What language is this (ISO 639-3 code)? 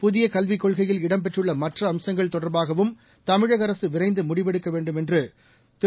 tam